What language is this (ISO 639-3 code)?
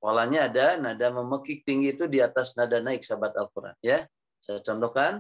ind